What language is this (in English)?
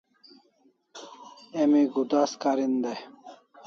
Kalasha